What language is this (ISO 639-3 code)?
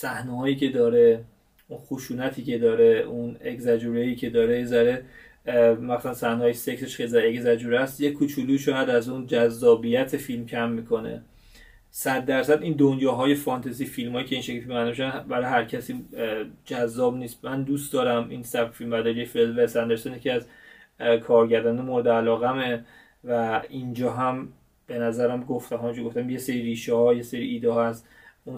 fas